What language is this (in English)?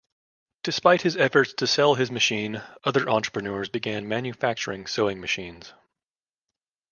English